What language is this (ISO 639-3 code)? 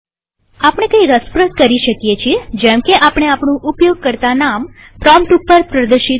guj